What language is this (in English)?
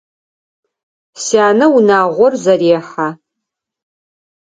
Adyghe